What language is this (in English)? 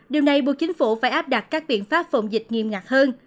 Vietnamese